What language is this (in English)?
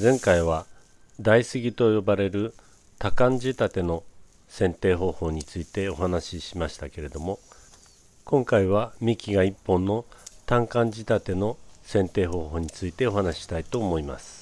Japanese